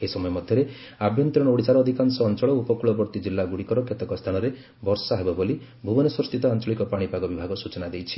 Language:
Odia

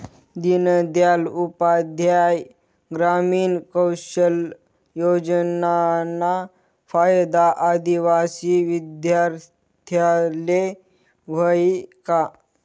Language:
Marathi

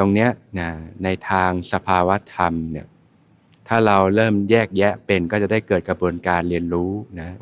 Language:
Thai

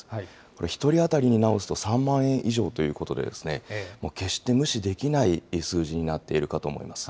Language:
Japanese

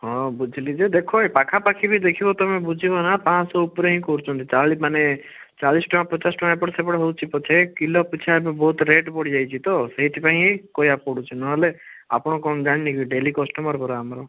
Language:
Odia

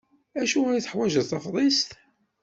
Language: Kabyle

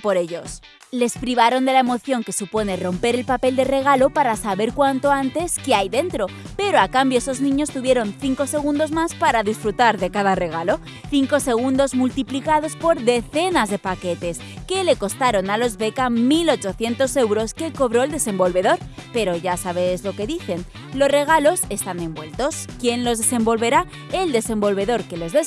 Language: Spanish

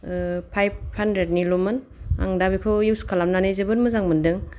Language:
Bodo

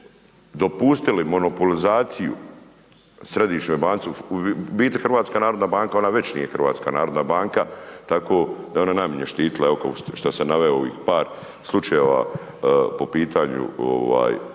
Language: Croatian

